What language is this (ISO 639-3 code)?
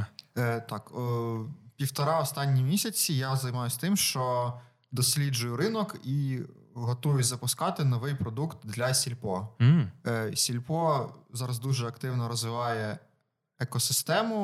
ukr